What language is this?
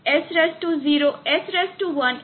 Gujarati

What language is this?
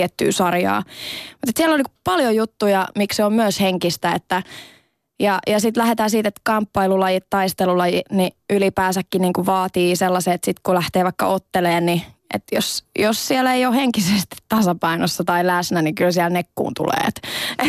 Finnish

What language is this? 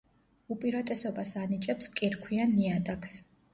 Georgian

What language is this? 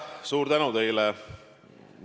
Estonian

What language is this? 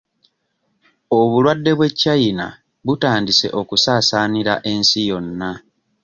Ganda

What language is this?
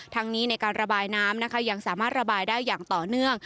Thai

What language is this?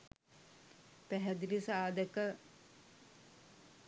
Sinhala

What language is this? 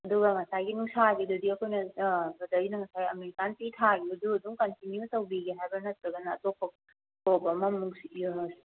Manipuri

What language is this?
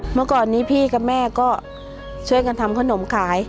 Thai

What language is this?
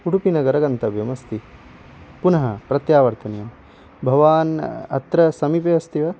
Sanskrit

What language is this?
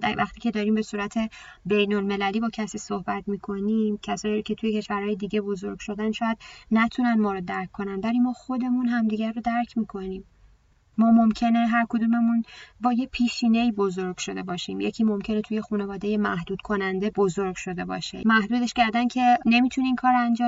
Persian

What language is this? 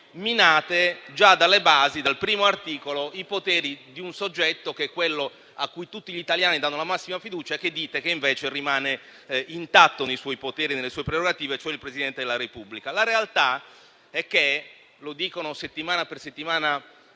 Italian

